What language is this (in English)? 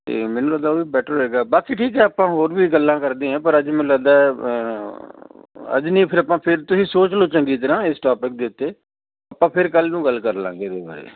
Punjabi